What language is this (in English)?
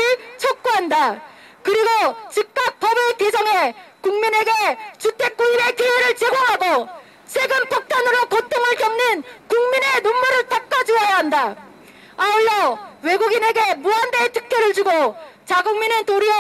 Korean